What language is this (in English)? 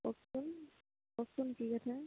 Assamese